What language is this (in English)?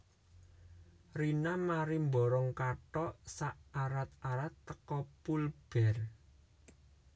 Javanese